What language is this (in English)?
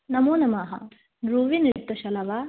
Sanskrit